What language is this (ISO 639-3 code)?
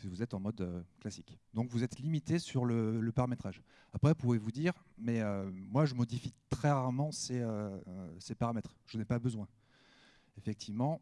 fra